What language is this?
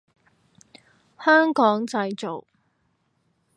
Cantonese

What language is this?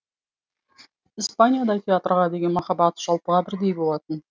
Kazakh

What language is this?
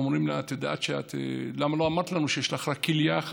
Hebrew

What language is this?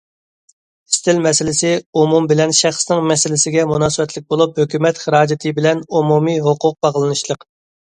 Uyghur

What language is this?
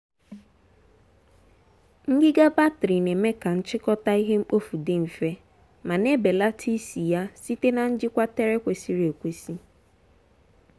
Igbo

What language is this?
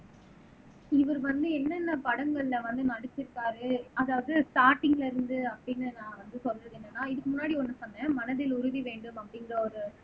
Tamil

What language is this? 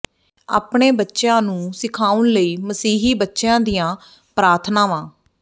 Punjabi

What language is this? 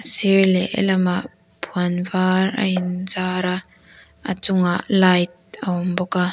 Mizo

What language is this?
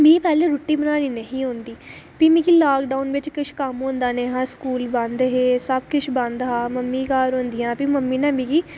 Dogri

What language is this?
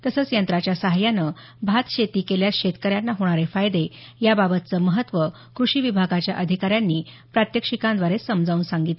Marathi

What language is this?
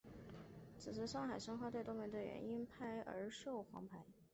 Chinese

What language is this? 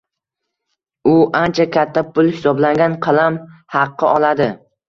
Uzbek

